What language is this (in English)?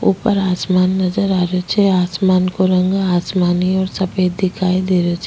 Rajasthani